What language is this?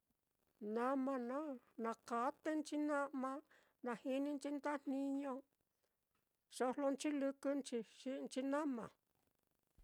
Mitlatongo Mixtec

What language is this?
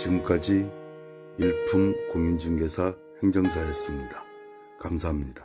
Korean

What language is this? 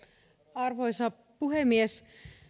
Finnish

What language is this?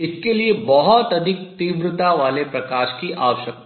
Hindi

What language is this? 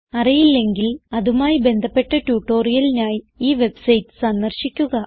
Malayalam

